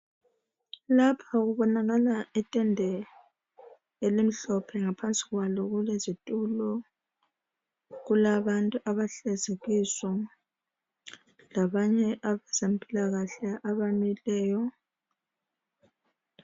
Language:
North Ndebele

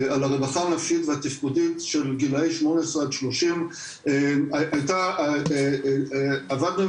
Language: Hebrew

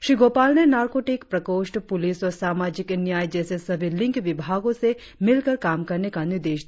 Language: Hindi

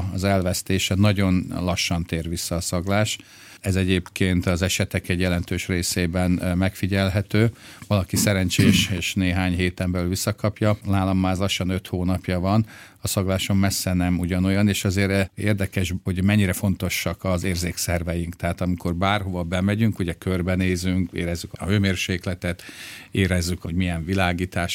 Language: Hungarian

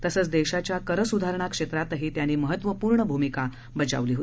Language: Marathi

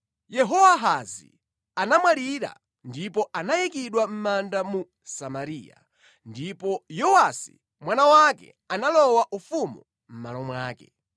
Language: Nyanja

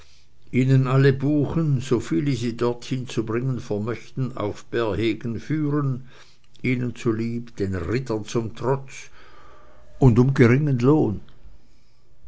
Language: German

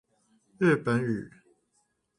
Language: Chinese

